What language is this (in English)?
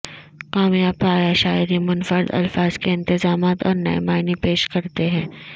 Urdu